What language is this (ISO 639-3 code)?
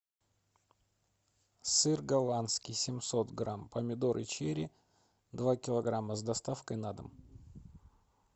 rus